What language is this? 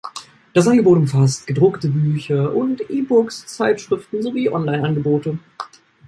German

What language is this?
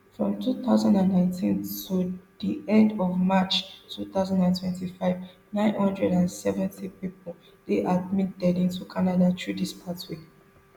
Nigerian Pidgin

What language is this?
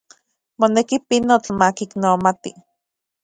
Central Puebla Nahuatl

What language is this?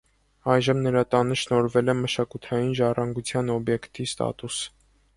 Armenian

